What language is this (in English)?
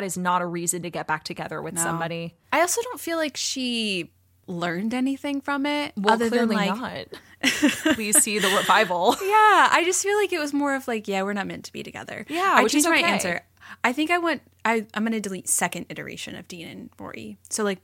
English